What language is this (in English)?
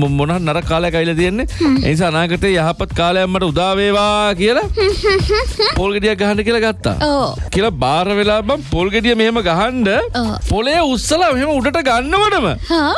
Turkish